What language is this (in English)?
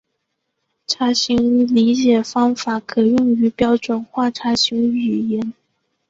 Chinese